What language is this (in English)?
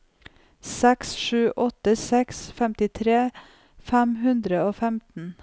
Norwegian